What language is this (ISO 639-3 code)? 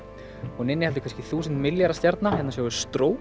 isl